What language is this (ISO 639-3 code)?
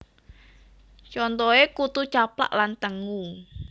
jav